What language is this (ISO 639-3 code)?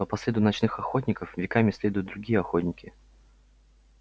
rus